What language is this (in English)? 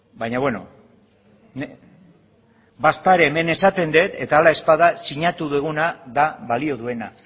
Basque